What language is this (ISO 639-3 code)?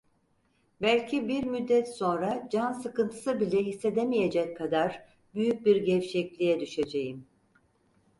tur